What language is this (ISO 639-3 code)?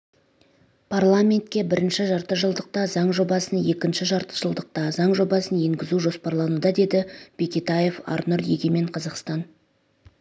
kaz